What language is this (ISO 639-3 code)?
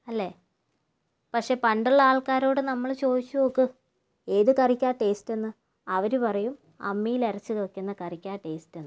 mal